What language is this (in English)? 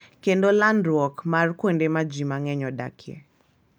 Luo (Kenya and Tanzania)